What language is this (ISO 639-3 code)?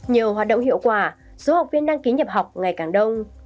vie